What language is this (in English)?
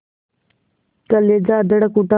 Hindi